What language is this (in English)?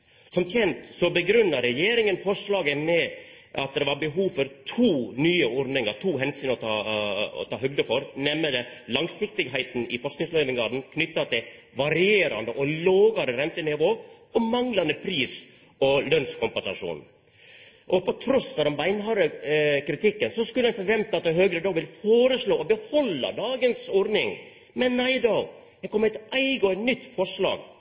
Norwegian Nynorsk